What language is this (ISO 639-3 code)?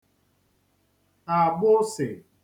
ibo